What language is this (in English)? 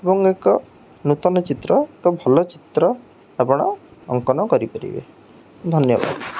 Odia